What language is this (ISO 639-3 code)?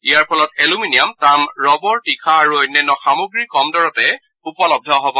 asm